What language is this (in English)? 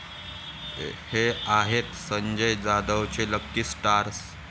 Marathi